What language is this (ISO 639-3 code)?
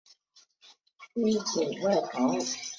zho